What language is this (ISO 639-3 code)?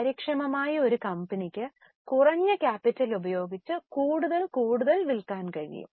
mal